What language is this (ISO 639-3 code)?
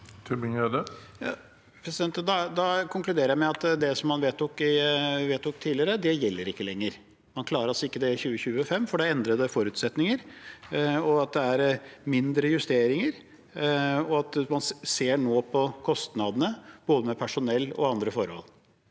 nor